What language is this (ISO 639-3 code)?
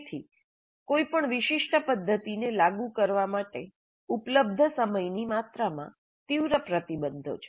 guj